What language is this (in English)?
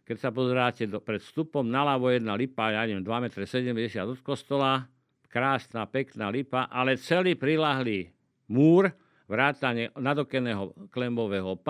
Slovak